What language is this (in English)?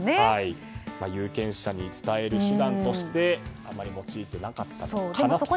Japanese